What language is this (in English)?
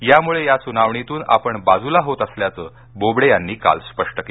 Marathi